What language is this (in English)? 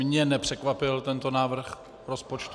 Czech